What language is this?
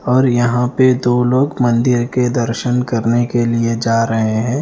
Hindi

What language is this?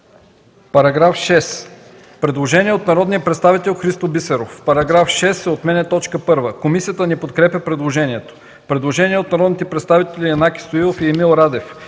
Bulgarian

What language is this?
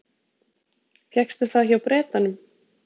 Icelandic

